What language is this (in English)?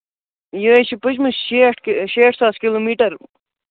Kashmiri